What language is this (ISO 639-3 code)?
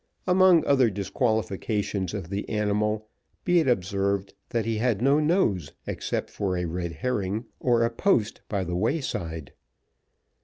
eng